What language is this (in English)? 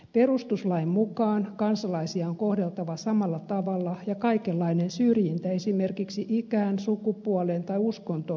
Finnish